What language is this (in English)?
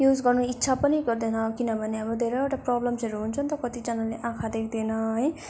Nepali